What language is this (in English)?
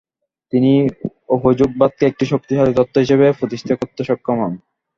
Bangla